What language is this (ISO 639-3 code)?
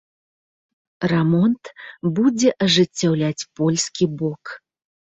bel